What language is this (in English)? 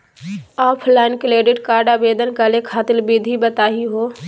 Magahi